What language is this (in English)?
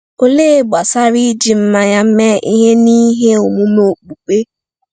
Igbo